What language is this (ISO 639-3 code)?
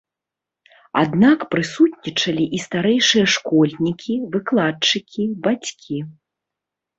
bel